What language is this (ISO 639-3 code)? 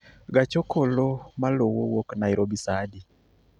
luo